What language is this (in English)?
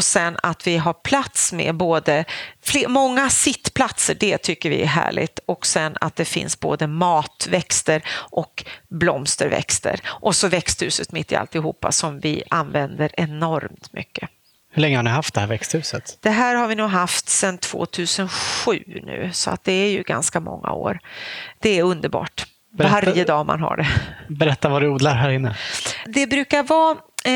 Swedish